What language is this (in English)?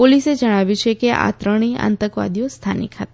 Gujarati